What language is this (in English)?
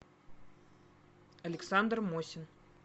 Russian